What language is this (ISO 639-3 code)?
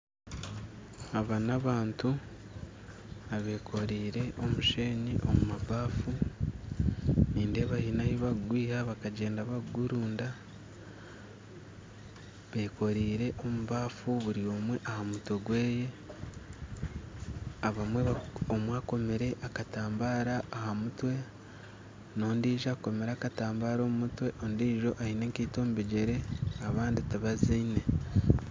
nyn